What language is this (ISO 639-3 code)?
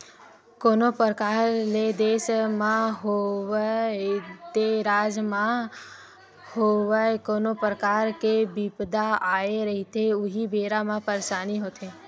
hne